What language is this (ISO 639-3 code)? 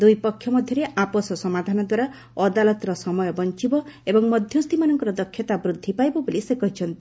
ori